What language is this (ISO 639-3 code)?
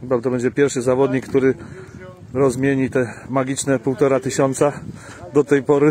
pol